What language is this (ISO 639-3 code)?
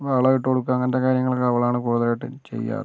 mal